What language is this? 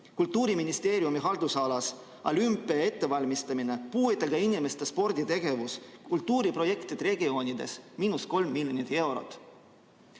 Estonian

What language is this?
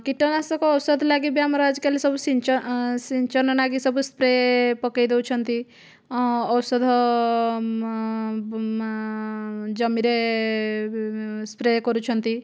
Odia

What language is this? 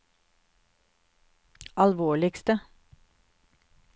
Norwegian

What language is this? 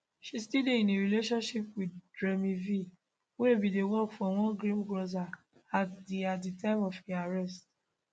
Nigerian Pidgin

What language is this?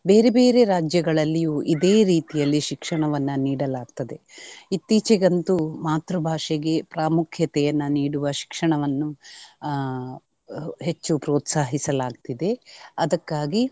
Kannada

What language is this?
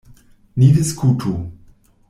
Esperanto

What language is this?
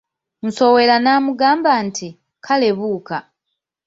Ganda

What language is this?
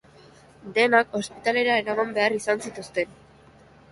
Basque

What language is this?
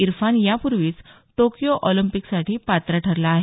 Marathi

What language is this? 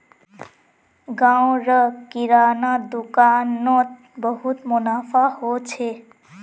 Magahi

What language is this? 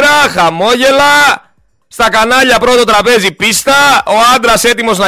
Greek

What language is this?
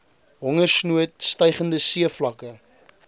Afrikaans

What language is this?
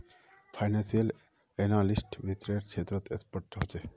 Magahi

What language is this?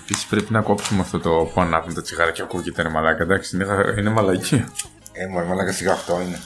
Greek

